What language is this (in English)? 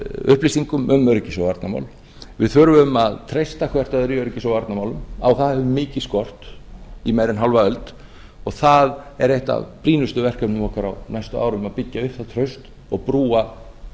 Icelandic